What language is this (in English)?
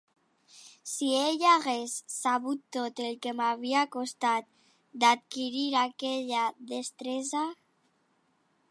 Catalan